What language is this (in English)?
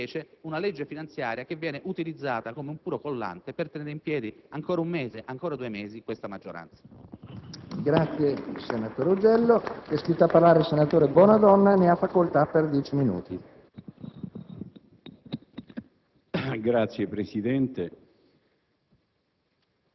Italian